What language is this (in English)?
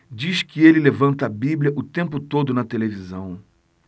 Portuguese